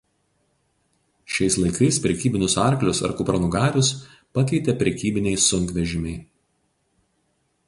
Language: Lithuanian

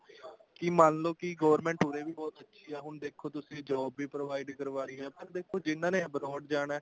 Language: Punjabi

